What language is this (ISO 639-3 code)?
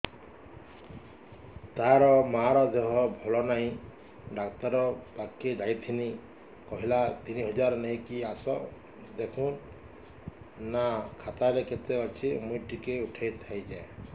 ori